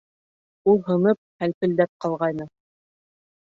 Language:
Bashkir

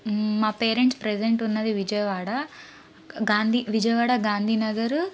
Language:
Telugu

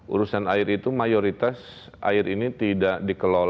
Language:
Indonesian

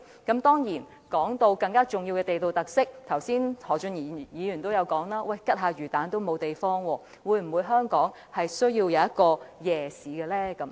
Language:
Cantonese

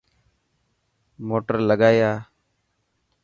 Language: Dhatki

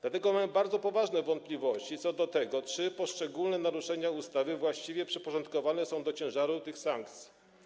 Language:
Polish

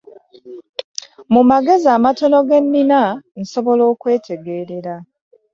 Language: Ganda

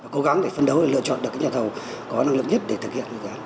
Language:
Vietnamese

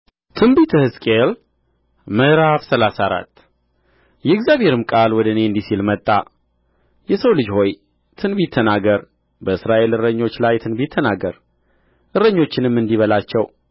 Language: Amharic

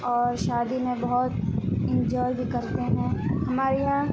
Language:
Urdu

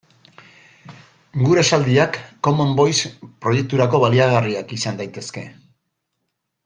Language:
Basque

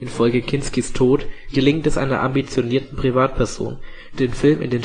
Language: German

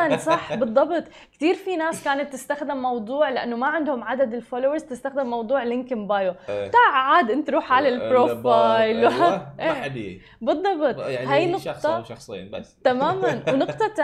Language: Arabic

